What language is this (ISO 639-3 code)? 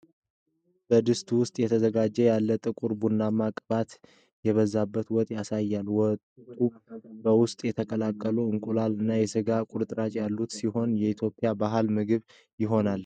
amh